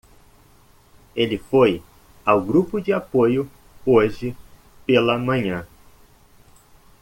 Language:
Portuguese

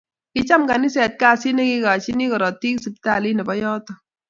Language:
Kalenjin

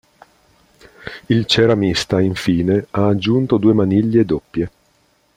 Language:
Italian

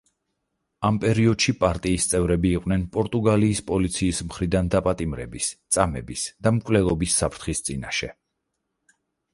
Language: Georgian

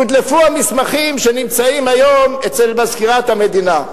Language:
Hebrew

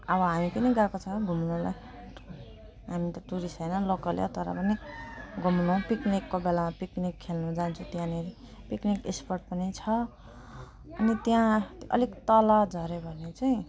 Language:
Nepali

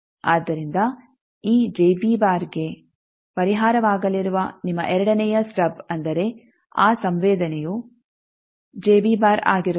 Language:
Kannada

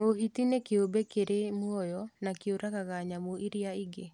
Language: Kikuyu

